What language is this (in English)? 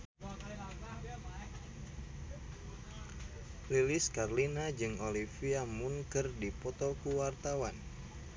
Sundanese